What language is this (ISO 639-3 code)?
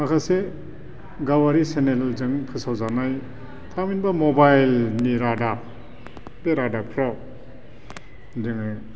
brx